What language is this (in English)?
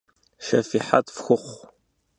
Kabardian